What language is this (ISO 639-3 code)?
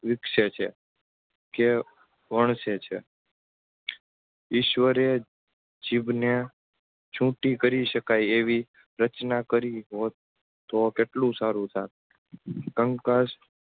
guj